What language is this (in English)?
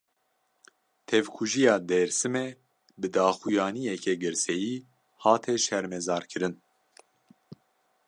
Kurdish